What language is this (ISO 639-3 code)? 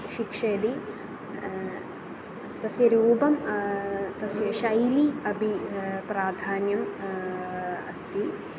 san